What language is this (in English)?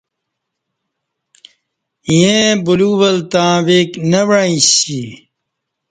Kati